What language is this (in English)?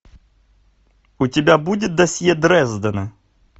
Russian